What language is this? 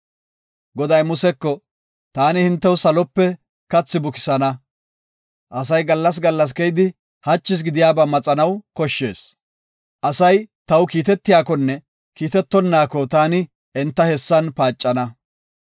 Gofa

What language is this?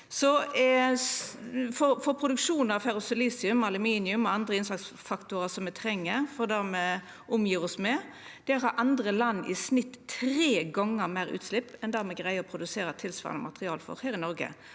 Norwegian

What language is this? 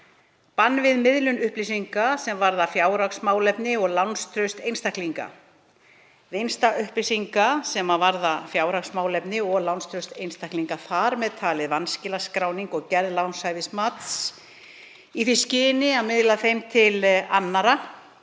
Icelandic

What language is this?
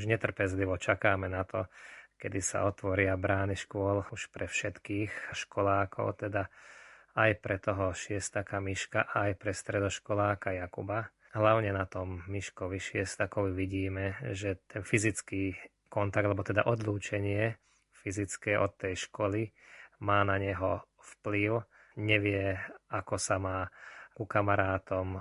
Slovak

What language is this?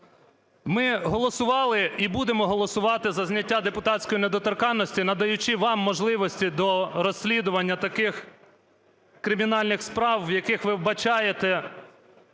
Ukrainian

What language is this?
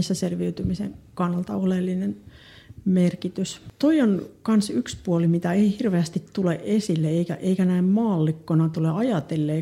Finnish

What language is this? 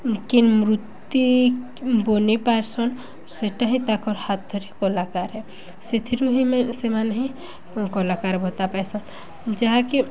Odia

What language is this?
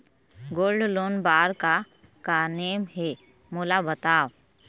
Chhattisgarhi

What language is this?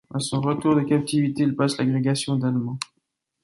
French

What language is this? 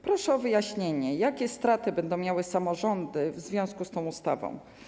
Polish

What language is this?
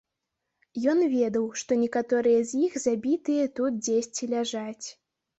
Belarusian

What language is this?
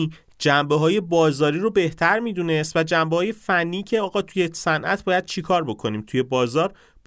Persian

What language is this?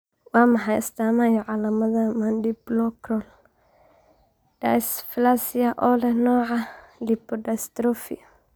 Somali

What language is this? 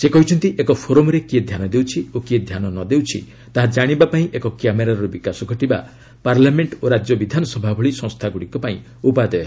Odia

